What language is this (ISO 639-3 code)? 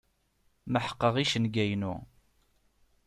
kab